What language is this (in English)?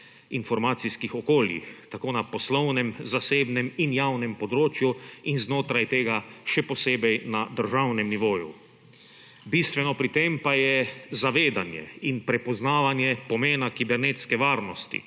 Slovenian